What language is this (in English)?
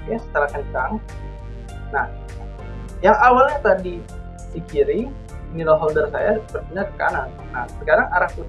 Indonesian